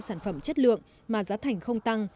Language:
Vietnamese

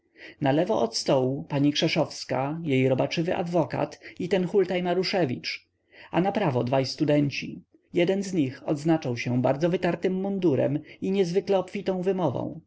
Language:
Polish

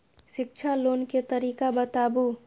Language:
Maithili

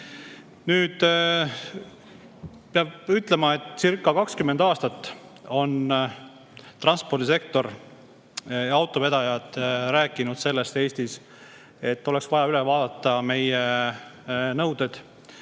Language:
Estonian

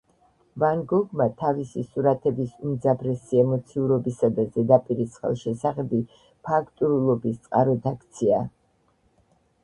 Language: Georgian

